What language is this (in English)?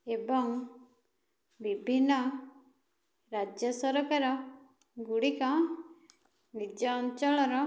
Odia